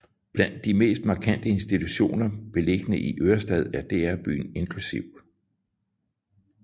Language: Danish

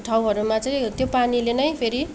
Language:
Nepali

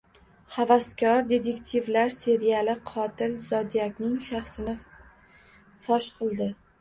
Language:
Uzbek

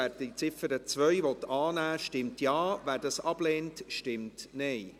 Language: Swiss German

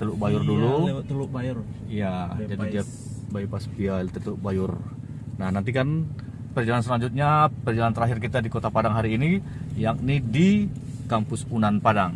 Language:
Indonesian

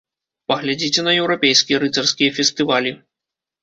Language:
Belarusian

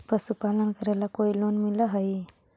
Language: Magahi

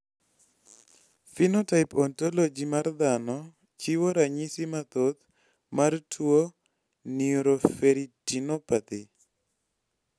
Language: Luo (Kenya and Tanzania)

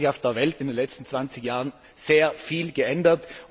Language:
German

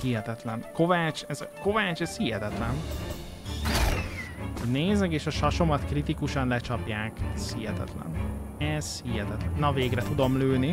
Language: Hungarian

